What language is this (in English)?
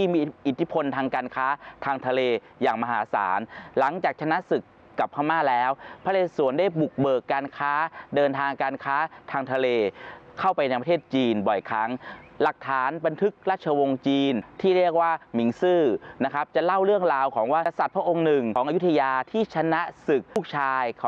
Thai